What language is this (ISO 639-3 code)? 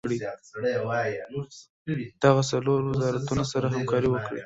pus